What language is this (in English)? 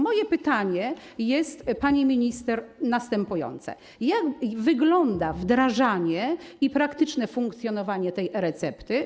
Polish